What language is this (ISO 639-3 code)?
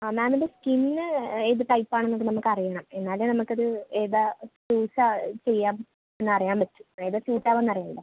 mal